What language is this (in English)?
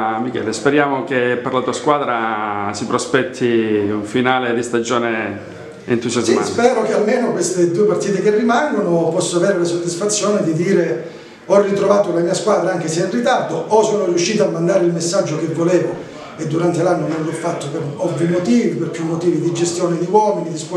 Italian